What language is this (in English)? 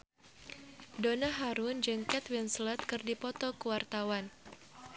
Sundanese